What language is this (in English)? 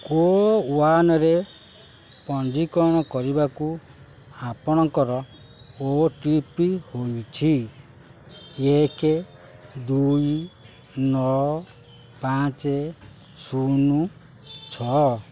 Odia